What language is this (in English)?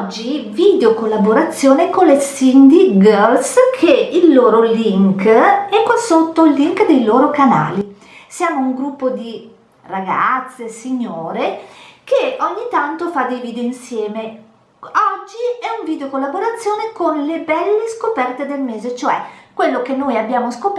Italian